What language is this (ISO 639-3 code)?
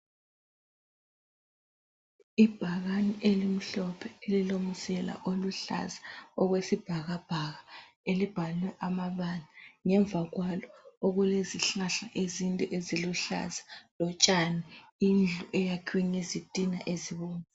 nde